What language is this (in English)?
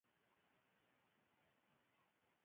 Pashto